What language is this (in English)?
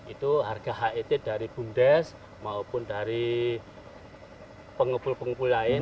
Indonesian